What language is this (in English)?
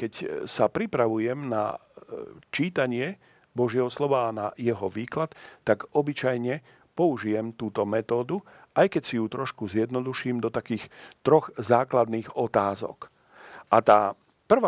Slovak